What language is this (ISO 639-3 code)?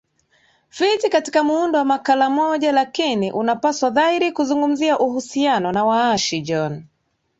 swa